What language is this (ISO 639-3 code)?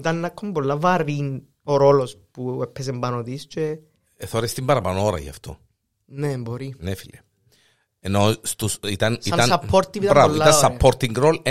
ell